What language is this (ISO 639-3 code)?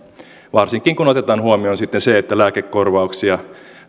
fin